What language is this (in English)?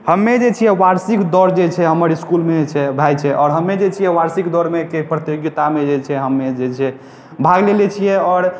Maithili